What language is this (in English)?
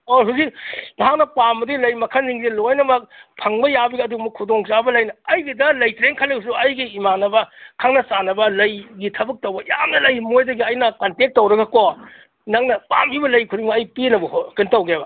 Manipuri